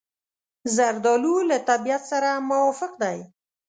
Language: Pashto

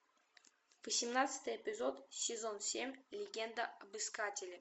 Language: Russian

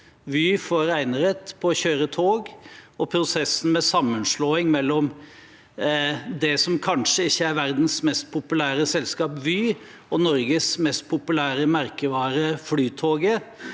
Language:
Norwegian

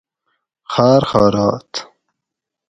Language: Gawri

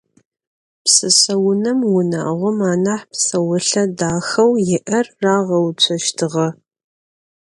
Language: Adyghe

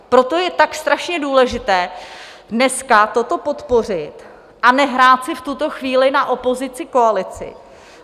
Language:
Czech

